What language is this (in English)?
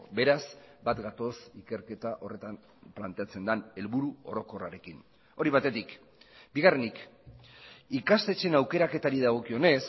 Basque